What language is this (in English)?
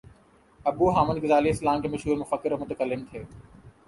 Urdu